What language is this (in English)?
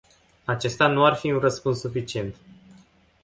Romanian